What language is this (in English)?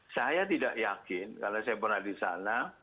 Indonesian